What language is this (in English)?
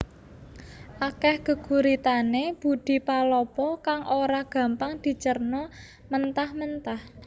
Javanese